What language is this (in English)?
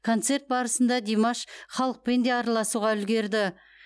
Kazakh